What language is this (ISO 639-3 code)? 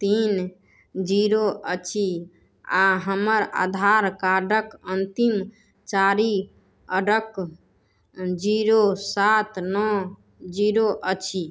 mai